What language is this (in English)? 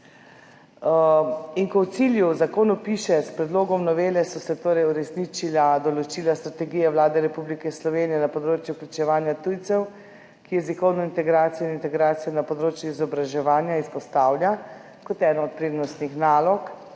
Slovenian